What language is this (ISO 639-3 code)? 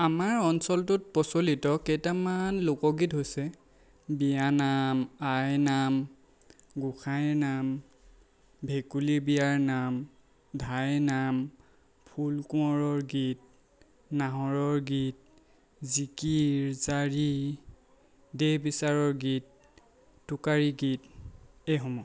asm